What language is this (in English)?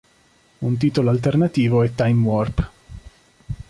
Italian